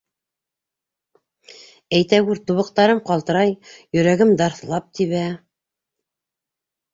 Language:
Bashkir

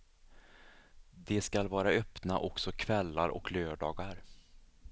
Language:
Swedish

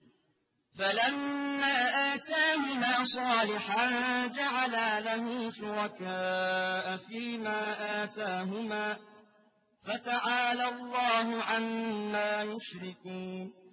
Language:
Arabic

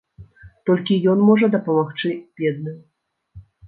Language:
Belarusian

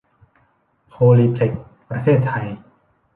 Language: Thai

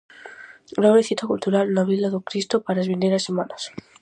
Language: Galician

